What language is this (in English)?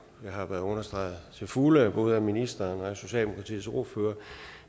Danish